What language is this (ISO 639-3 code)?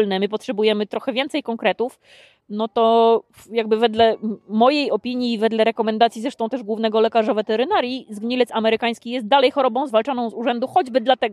pol